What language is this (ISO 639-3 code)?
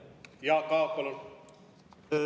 est